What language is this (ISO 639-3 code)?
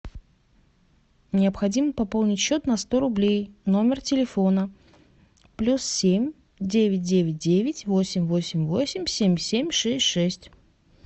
rus